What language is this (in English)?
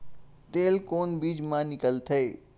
Chhattisgarhi